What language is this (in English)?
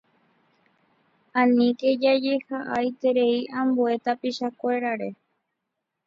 Guarani